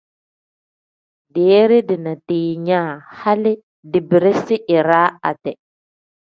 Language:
Tem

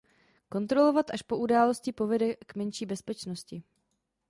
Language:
Czech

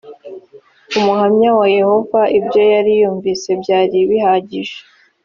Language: Kinyarwanda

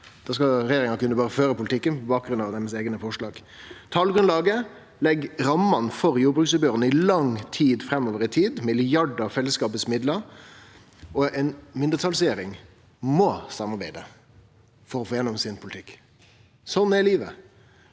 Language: Norwegian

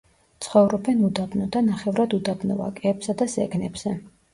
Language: Georgian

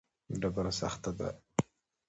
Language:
Pashto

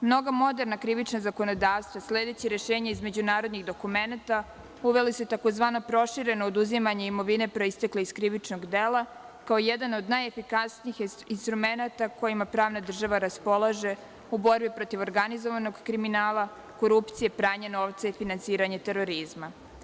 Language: Serbian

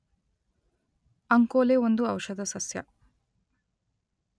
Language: Kannada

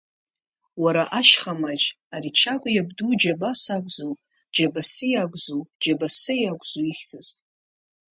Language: Abkhazian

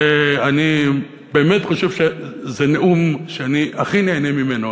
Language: Hebrew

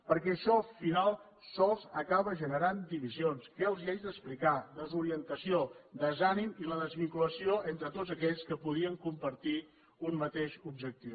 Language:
Catalan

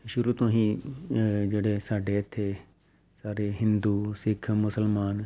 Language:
Punjabi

